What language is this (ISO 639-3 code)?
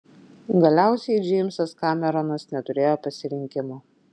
lit